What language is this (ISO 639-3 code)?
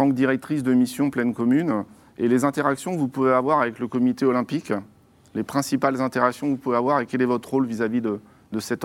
fra